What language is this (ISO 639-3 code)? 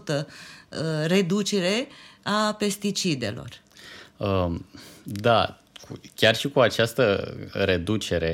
ron